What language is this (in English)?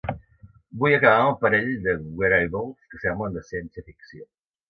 Catalan